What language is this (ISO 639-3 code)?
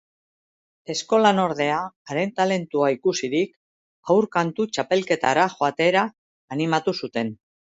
eus